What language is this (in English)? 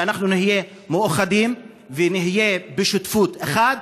Hebrew